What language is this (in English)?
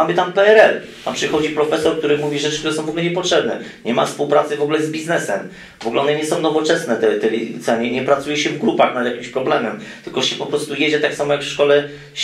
Polish